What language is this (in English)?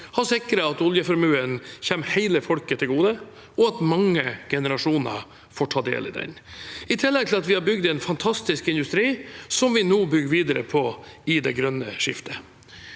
Norwegian